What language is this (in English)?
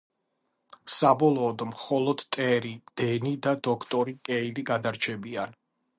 Georgian